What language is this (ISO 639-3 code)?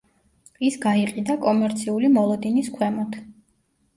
kat